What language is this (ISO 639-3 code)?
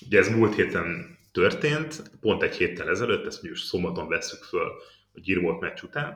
hun